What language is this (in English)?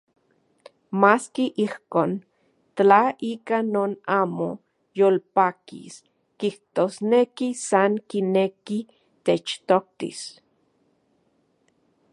Central Puebla Nahuatl